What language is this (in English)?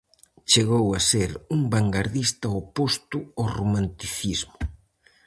Galician